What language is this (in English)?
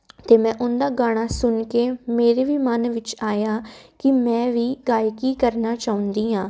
Punjabi